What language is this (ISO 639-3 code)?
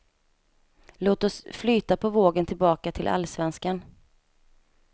swe